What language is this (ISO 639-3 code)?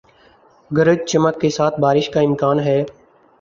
urd